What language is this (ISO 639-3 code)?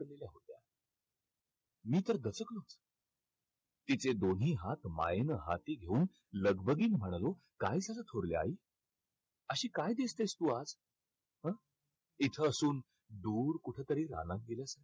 mar